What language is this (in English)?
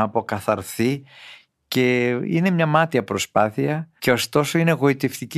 Greek